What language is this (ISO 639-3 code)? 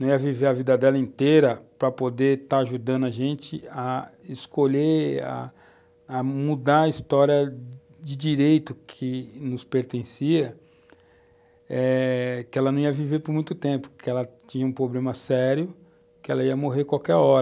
por